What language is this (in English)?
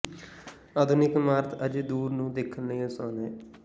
Punjabi